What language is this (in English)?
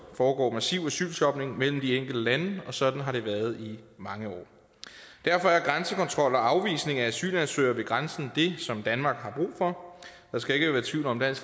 Danish